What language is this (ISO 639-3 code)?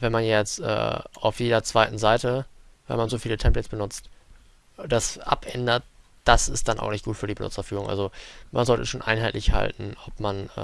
deu